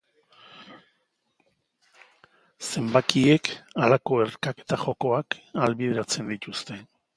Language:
Basque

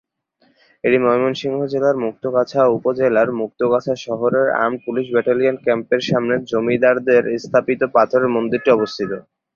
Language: Bangla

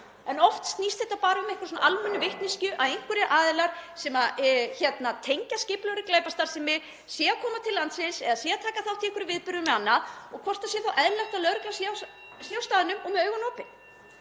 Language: Icelandic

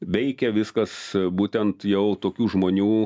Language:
Lithuanian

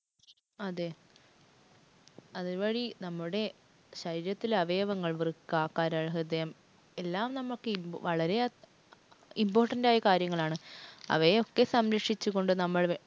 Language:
Malayalam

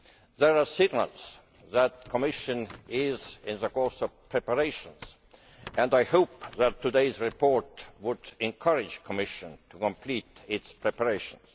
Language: English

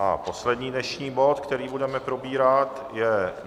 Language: Czech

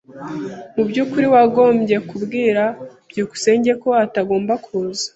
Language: Kinyarwanda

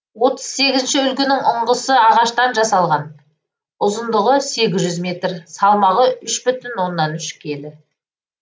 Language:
Kazakh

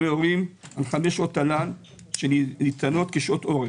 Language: Hebrew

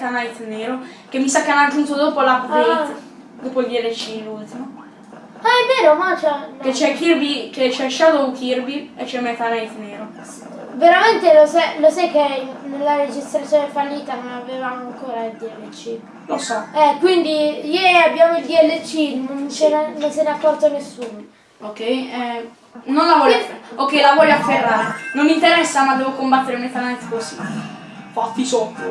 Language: Italian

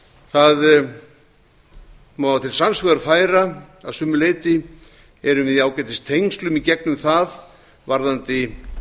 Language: Icelandic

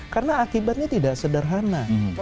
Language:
Indonesian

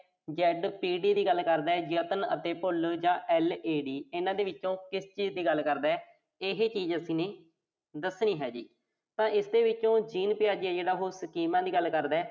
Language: Punjabi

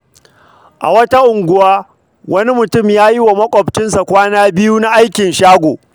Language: Hausa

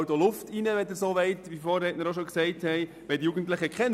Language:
Swiss German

